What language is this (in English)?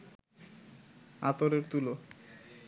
Bangla